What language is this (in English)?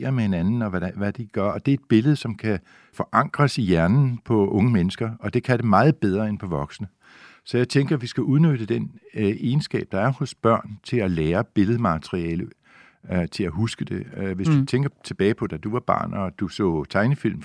Danish